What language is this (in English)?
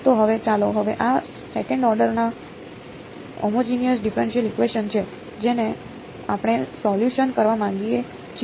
Gujarati